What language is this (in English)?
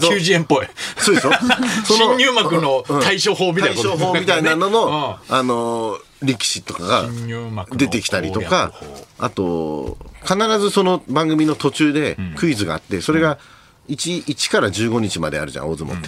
Japanese